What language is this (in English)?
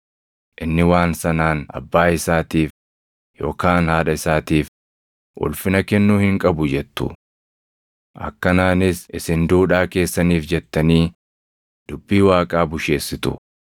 Oromo